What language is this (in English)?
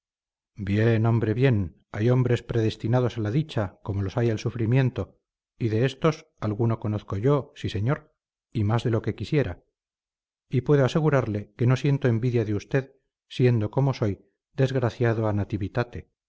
Spanish